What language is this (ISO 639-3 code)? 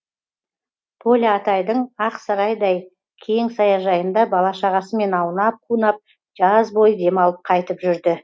kaz